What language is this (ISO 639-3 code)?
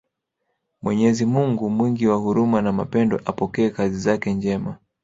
swa